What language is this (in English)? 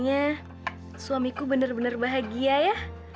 Indonesian